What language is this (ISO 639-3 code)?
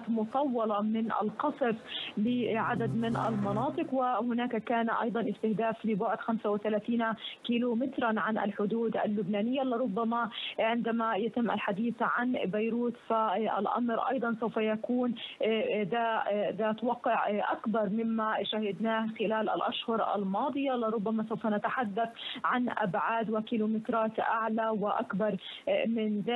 ara